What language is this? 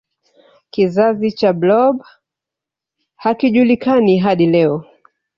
Swahili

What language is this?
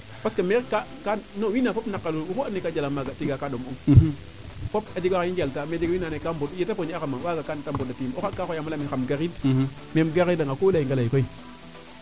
Serer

